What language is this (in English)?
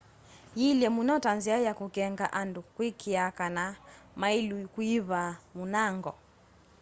Kamba